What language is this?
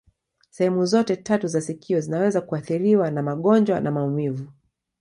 Swahili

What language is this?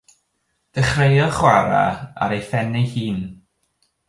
Welsh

